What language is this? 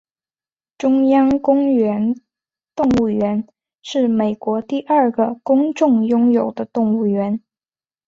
Chinese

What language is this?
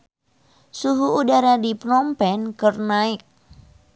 Sundanese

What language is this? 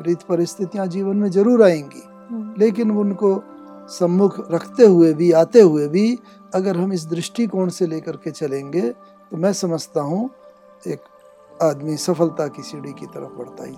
Hindi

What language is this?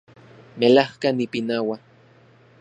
Central Puebla Nahuatl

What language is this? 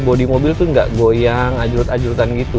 Indonesian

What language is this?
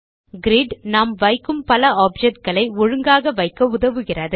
Tamil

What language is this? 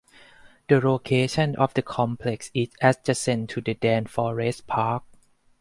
English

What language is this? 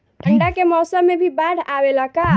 Bhojpuri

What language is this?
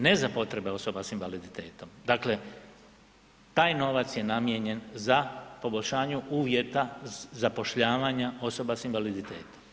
Croatian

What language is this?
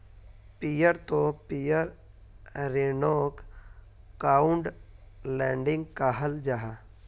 Magahi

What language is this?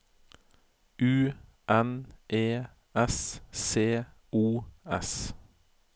Norwegian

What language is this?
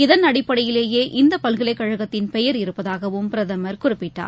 Tamil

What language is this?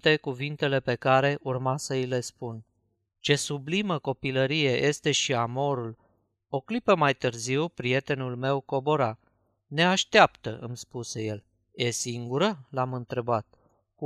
Romanian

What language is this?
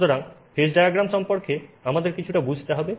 Bangla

